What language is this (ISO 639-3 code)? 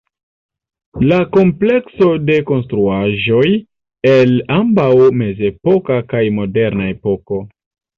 epo